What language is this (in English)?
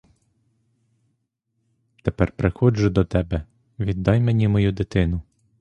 Ukrainian